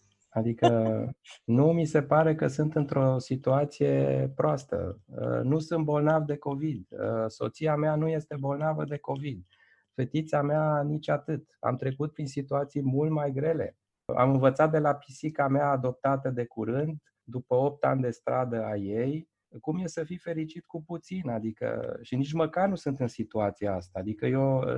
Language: Romanian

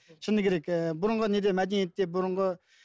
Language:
Kazakh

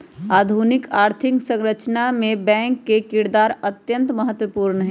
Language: Magahi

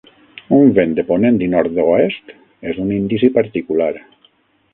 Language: Catalan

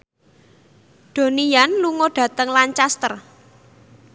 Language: Javanese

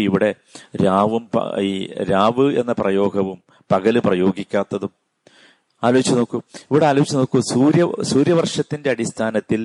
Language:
Malayalam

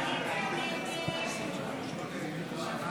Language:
Hebrew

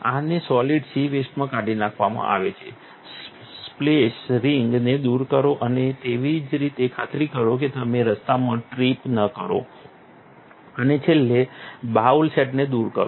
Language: Gujarati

